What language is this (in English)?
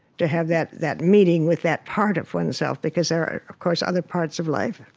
English